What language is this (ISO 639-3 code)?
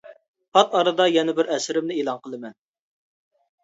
uig